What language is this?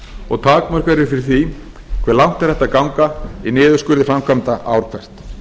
Icelandic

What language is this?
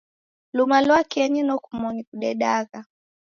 Taita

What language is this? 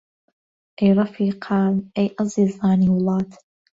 Central Kurdish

